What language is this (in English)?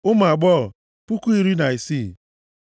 Igbo